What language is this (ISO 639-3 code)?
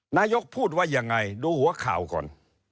tha